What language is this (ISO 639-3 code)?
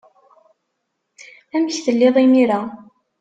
kab